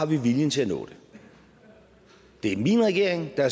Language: Danish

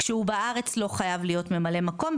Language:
Hebrew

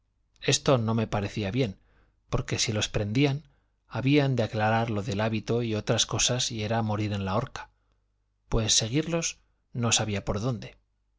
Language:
Spanish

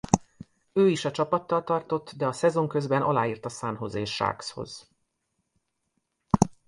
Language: Hungarian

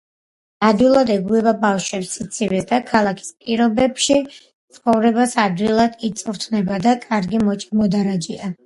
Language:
Georgian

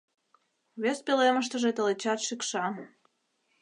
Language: Mari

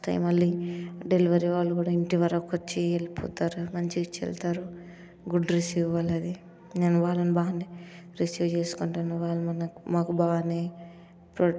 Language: Telugu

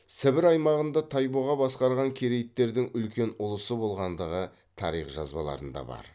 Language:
Kazakh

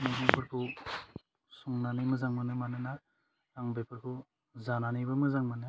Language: Bodo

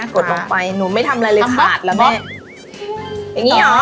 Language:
Thai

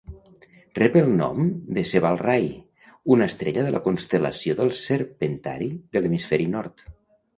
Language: Catalan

